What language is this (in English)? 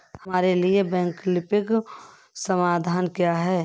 Hindi